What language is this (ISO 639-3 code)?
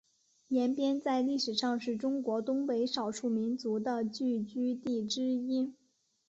zho